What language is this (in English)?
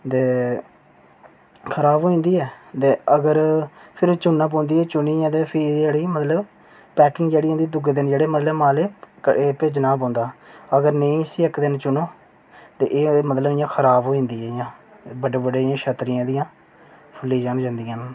Dogri